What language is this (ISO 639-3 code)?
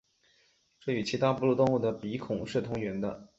zho